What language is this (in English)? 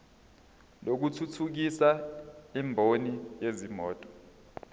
Zulu